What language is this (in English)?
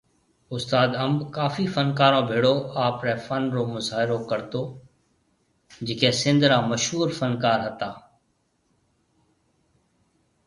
Marwari (Pakistan)